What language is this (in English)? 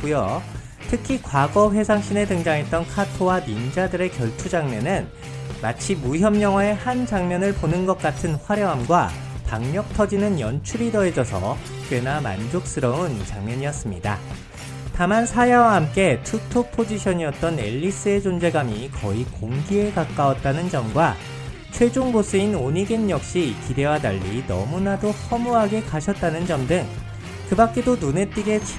Korean